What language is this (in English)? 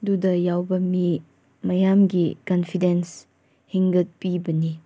Manipuri